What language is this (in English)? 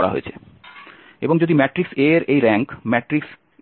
Bangla